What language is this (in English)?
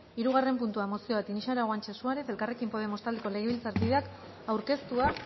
Basque